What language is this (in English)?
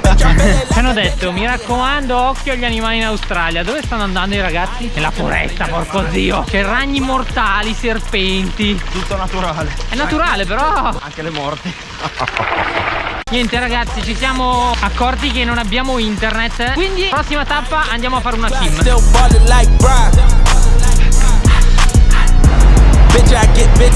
Italian